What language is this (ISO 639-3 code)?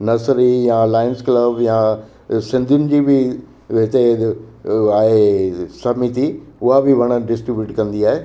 snd